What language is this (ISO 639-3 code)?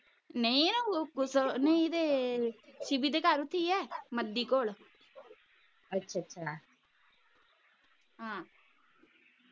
pan